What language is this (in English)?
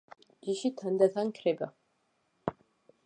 Georgian